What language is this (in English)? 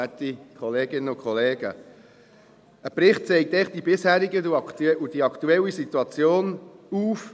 Swiss German